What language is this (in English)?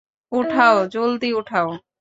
Bangla